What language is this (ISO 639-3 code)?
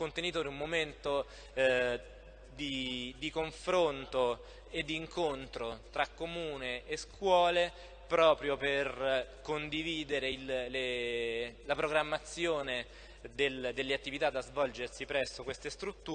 ita